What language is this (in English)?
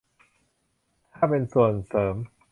Thai